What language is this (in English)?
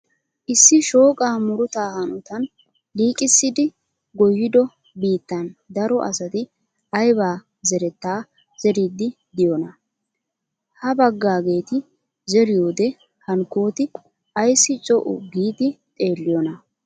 Wolaytta